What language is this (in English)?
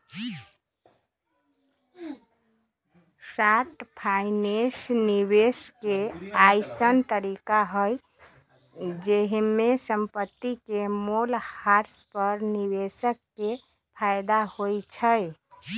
Magahi